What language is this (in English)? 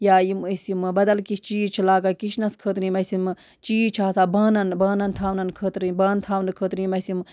Kashmiri